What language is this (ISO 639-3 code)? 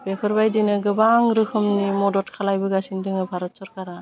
brx